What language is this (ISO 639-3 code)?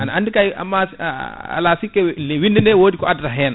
ful